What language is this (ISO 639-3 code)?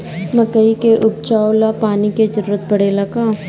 bho